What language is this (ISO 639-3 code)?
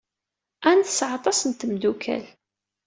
kab